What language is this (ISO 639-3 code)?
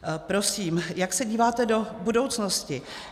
ces